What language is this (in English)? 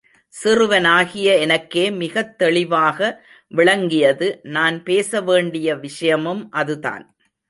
Tamil